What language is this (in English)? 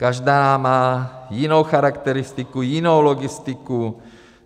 Czech